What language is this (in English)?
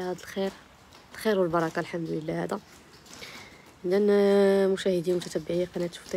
Arabic